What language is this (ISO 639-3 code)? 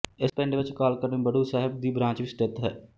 pan